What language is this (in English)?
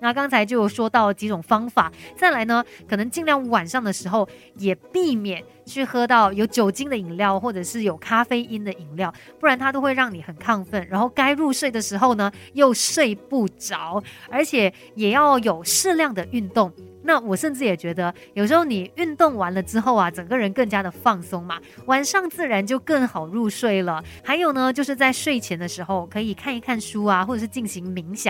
Chinese